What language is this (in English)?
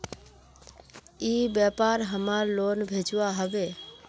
Magahi